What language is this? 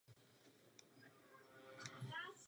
Czech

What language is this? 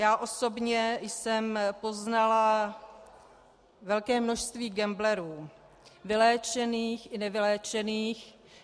Czech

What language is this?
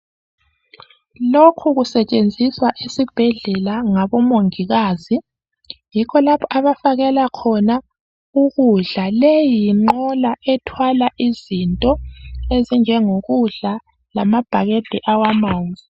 North Ndebele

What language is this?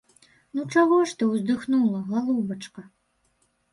Belarusian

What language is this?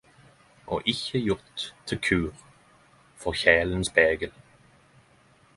Norwegian Nynorsk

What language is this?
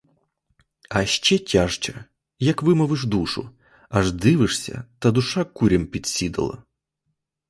Ukrainian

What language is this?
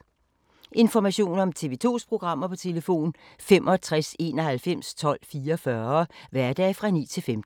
Danish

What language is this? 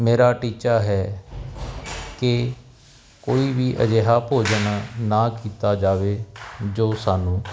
Punjabi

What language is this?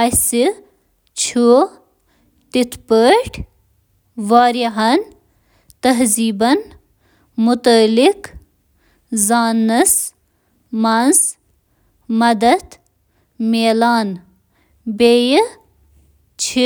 Kashmiri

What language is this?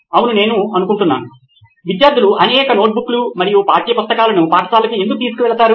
Telugu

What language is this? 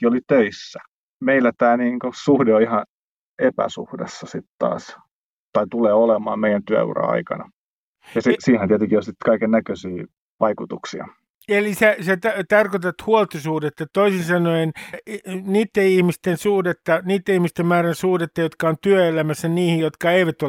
Finnish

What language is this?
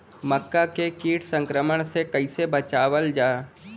Bhojpuri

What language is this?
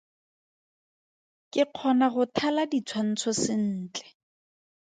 Tswana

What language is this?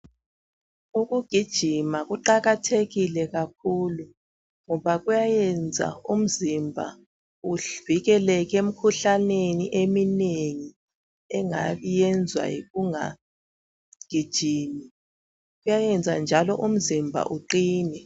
North Ndebele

